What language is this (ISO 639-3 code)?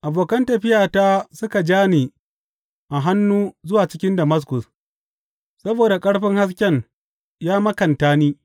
hau